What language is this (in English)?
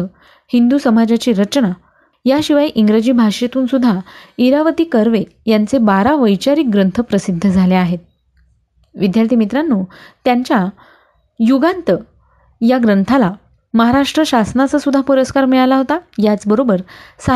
Marathi